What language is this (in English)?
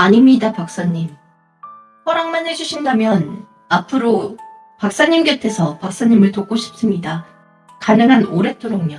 Korean